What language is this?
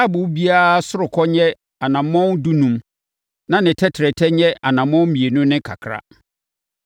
Akan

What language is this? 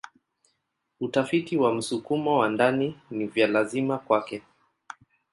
Swahili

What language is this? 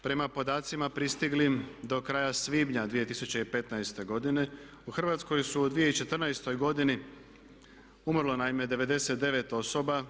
Croatian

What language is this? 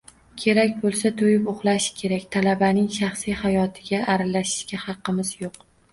Uzbek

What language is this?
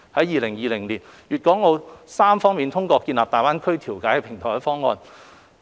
Cantonese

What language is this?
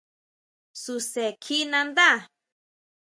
Huautla Mazatec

